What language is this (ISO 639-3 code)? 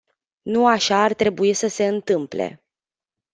ron